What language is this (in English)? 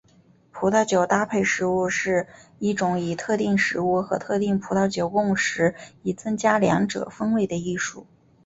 Chinese